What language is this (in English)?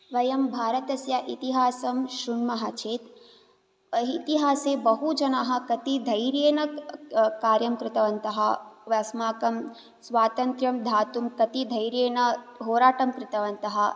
Sanskrit